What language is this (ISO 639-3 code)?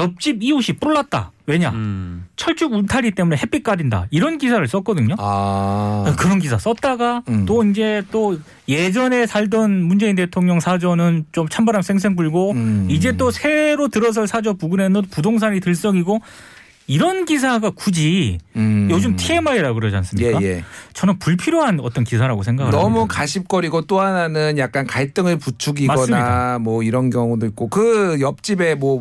kor